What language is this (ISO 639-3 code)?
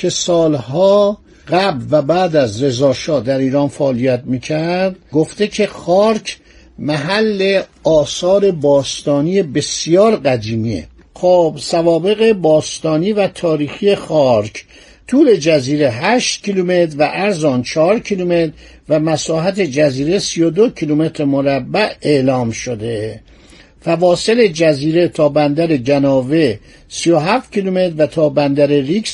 fas